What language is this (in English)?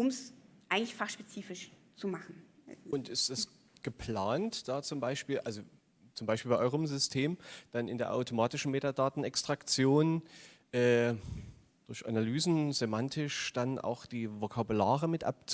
German